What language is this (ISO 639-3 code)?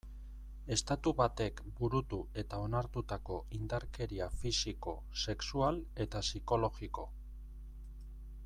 eus